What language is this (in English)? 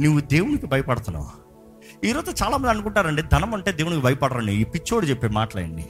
Telugu